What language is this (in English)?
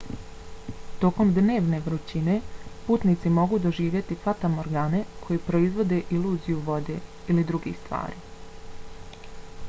Bosnian